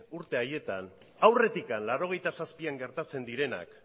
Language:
Basque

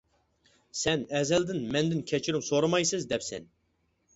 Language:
Uyghur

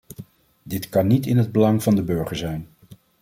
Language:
Dutch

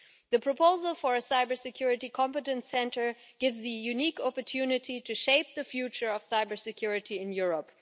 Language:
English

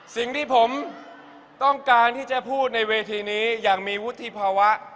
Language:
Thai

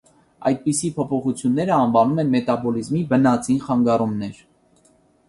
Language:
Armenian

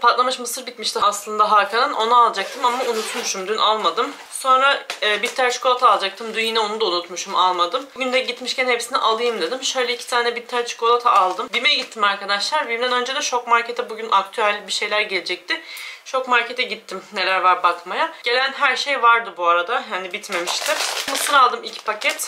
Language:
Turkish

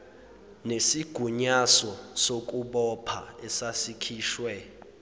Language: Zulu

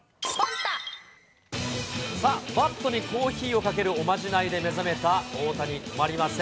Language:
Japanese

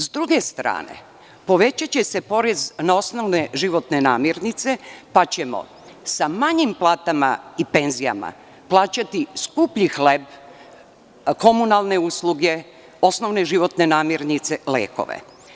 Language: Serbian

